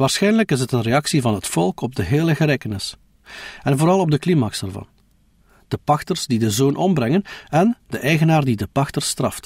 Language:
Dutch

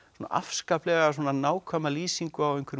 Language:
Icelandic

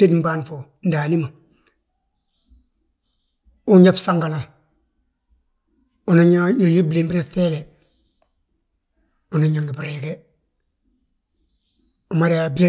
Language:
Balanta-Ganja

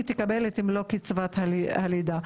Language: Hebrew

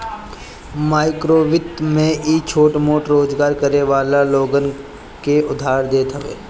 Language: Bhojpuri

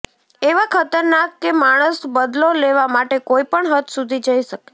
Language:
Gujarati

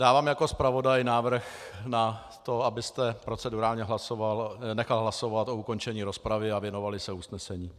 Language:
Czech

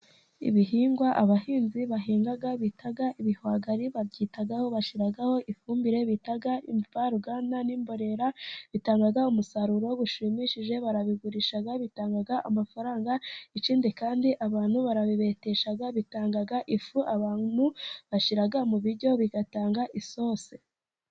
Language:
Kinyarwanda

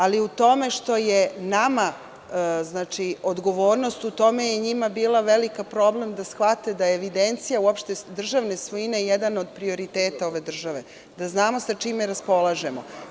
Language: Serbian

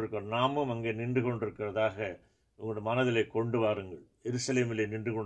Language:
Tamil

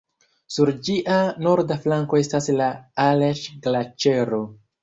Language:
Esperanto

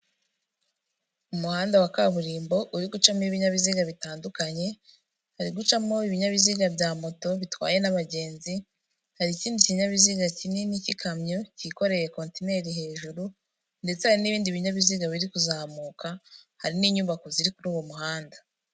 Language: Kinyarwanda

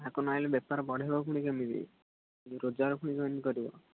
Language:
Odia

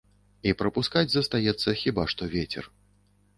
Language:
Belarusian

